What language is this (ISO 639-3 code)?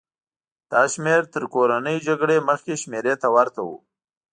pus